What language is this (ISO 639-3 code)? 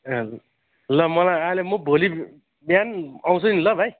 nep